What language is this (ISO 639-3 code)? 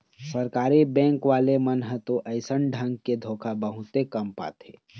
hne